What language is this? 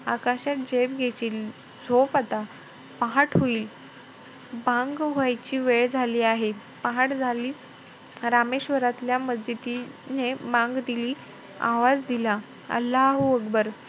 Marathi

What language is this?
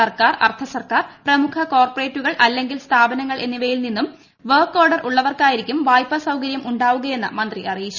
Malayalam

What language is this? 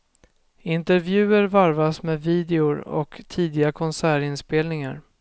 Swedish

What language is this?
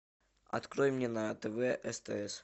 Russian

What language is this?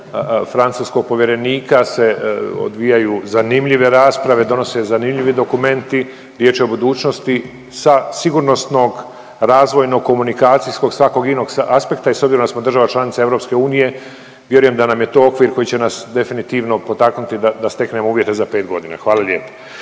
Croatian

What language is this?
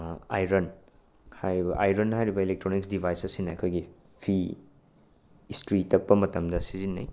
Manipuri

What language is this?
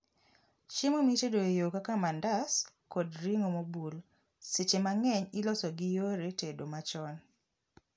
Luo (Kenya and Tanzania)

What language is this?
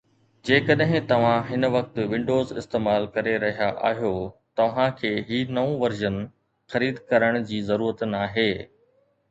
Sindhi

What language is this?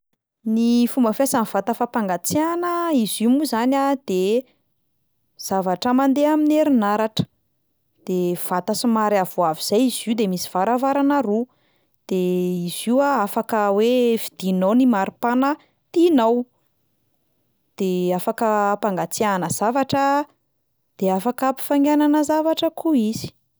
Malagasy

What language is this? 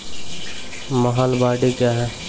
Maithili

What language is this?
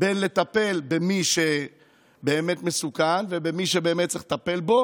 Hebrew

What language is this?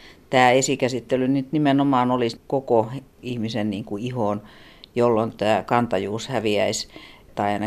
Finnish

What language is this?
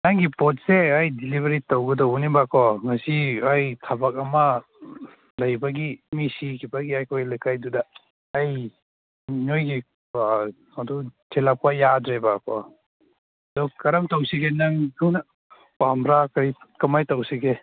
Manipuri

